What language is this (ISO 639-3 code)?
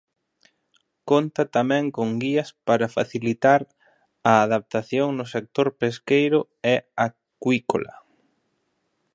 glg